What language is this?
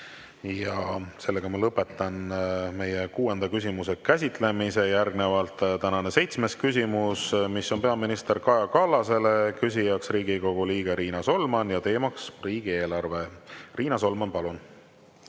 Estonian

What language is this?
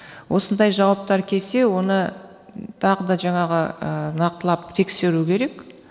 Kazakh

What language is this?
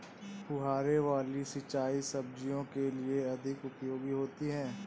Hindi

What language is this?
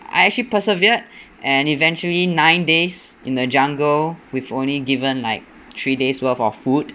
English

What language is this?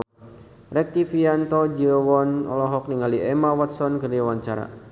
Sundanese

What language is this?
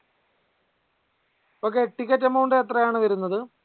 Malayalam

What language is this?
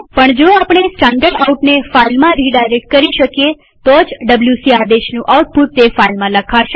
Gujarati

